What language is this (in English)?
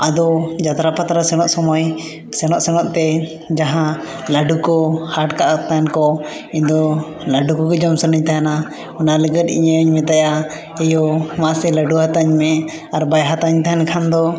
Santali